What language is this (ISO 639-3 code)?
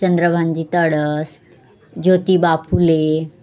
mar